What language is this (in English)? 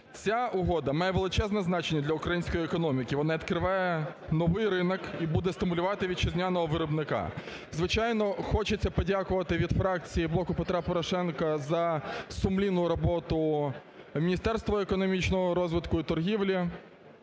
Ukrainian